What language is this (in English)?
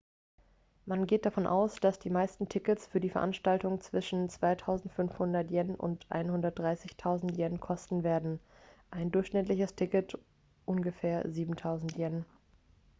German